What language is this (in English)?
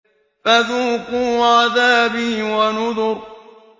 Arabic